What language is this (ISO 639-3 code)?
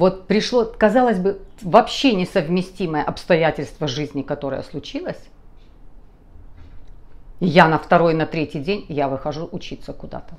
rus